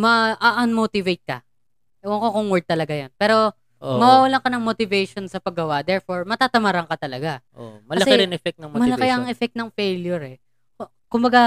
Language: Filipino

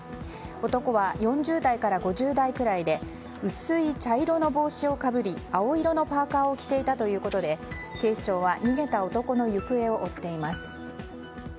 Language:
Japanese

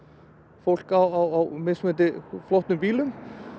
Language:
Icelandic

